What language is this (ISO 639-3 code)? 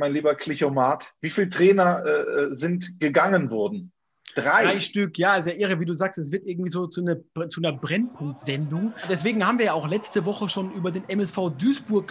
deu